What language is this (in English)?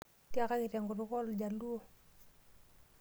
Masai